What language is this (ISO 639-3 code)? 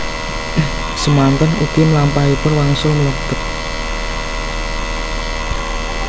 jav